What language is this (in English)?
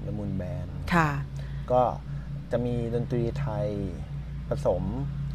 Thai